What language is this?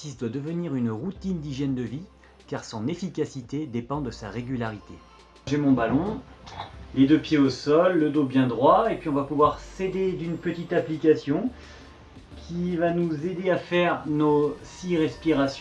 French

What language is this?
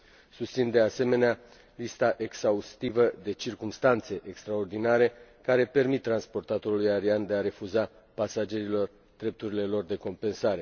Romanian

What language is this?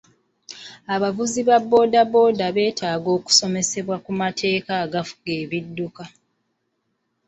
Ganda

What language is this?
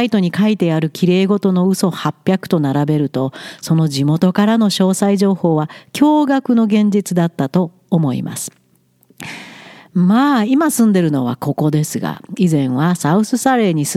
Japanese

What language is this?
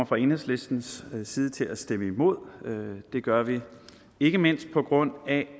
Danish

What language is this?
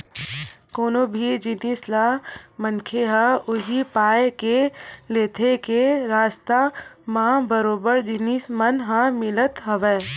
Chhattisgarhi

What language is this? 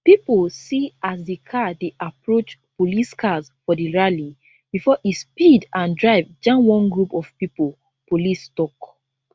Nigerian Pidgin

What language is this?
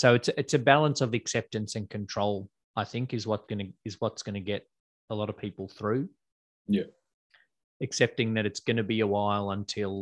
English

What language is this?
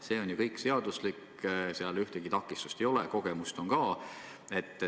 Estonian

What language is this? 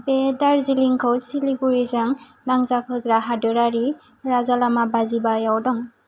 Bodo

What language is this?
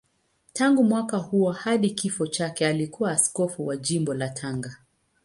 Swahili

